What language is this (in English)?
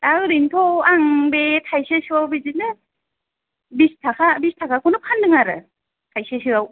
Bodo